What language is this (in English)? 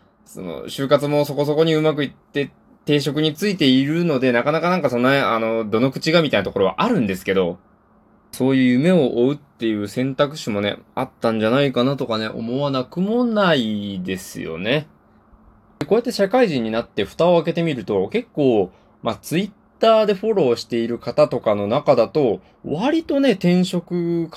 Japanese